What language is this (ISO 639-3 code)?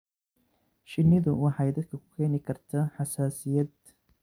som